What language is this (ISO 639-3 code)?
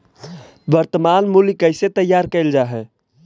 mag